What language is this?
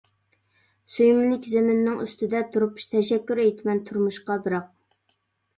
Uyghur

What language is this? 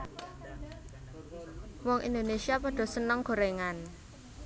Javanese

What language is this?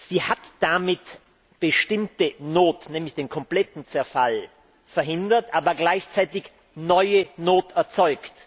German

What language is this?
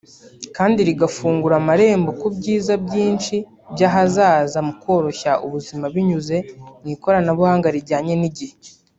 Kinyarwanda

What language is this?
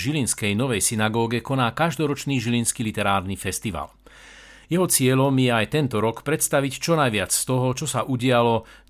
Slovak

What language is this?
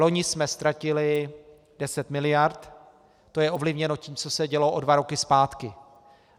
Czech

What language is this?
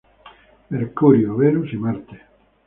Spanish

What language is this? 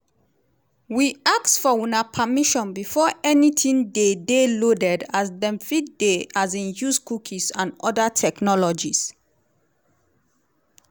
Nigerian Pidgin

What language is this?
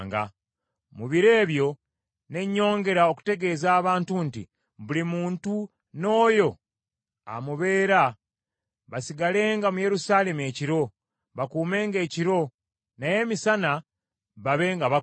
Ganda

